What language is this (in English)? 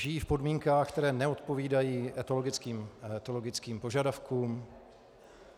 Czech